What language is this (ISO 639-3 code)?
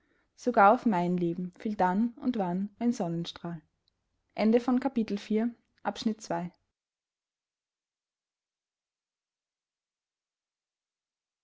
deu